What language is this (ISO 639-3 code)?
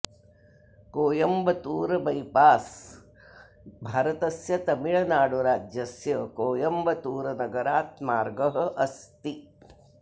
san